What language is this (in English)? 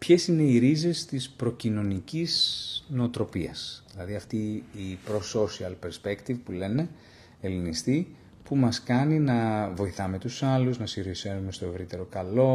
Greek